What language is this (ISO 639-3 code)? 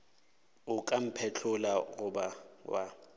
nso